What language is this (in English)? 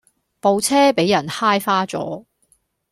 Cantonese